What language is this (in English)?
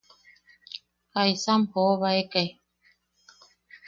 Yaqui